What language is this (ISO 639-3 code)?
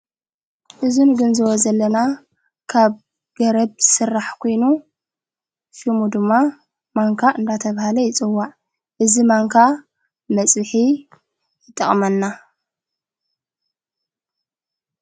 tir